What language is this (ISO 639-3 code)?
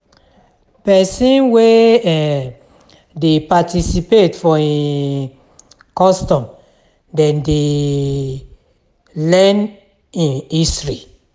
pcm